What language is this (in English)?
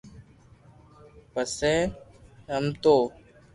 Loarki